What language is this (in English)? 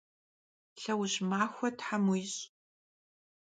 Kabardian